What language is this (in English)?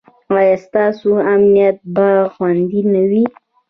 Pashto